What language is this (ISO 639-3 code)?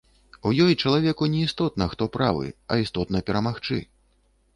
bel